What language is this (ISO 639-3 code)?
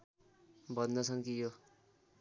nep